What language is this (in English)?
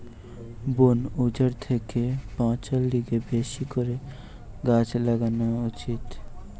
Bangla